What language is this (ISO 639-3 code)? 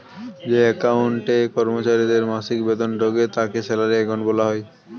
ben